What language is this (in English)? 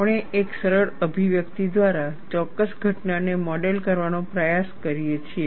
Gujarati